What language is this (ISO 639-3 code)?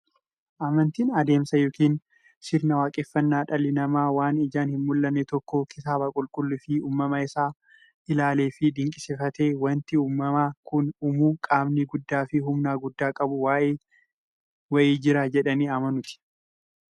orm